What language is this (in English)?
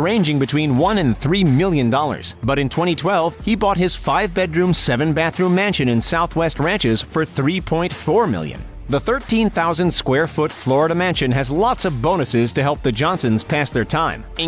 English